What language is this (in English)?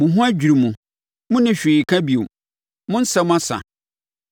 Akan